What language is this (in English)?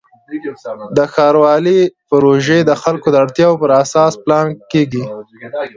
Pashto